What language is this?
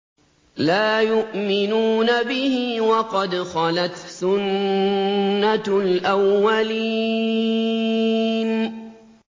Arabic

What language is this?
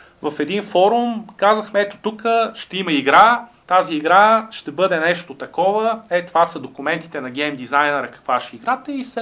Bulgarian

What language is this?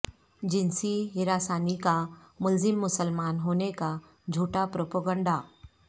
Urdu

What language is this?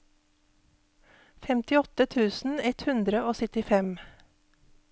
Norwegian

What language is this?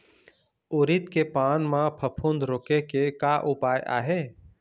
Chhattisgarhi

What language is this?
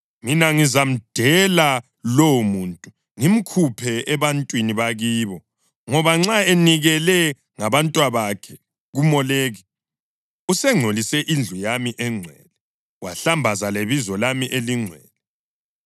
North Ndebele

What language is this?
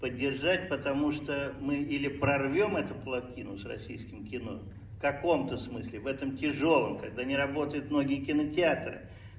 Russian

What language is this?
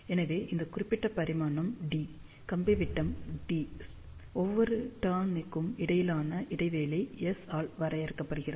Tamil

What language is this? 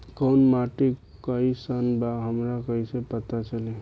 Bhojpuri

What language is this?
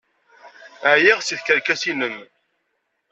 Kabyle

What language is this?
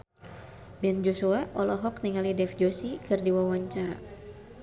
Sundanese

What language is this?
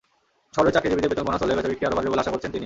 Bangla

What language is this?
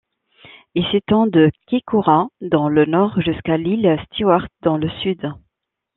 French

